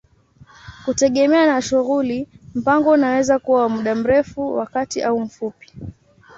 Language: Swahili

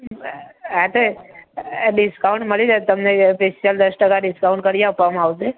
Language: Gujarati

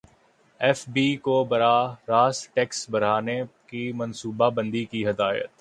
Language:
Urdu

